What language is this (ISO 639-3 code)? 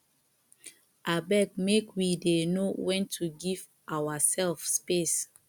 pcm